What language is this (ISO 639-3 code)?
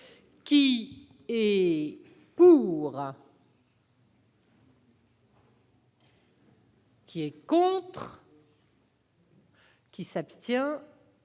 fra